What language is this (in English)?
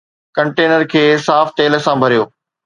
Sindhi